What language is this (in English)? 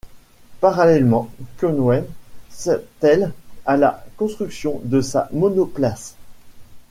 French